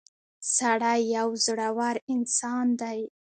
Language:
Pashto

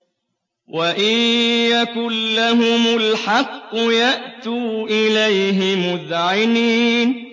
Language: Arabic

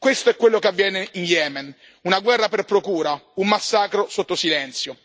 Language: Italian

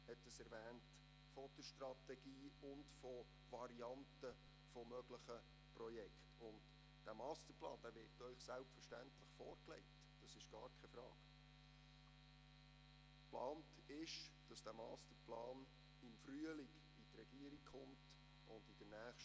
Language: Swiss German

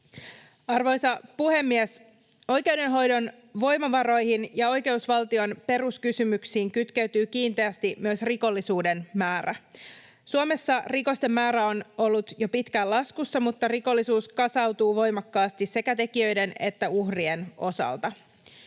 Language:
Finnish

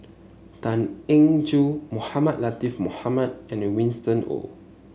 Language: English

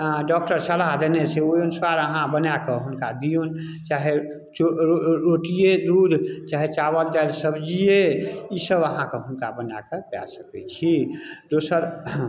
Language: Maithili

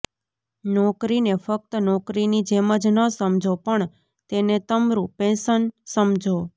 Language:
Gujarati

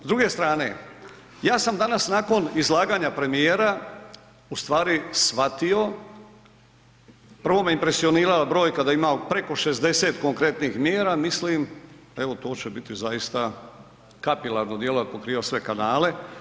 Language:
Croatian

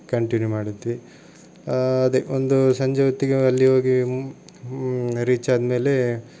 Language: Kannada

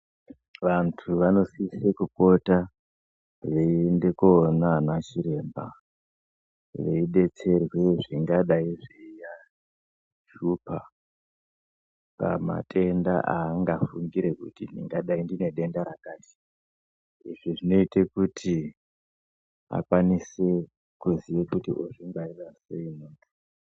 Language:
Ndau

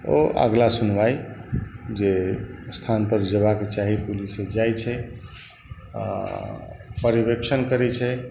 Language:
Maithili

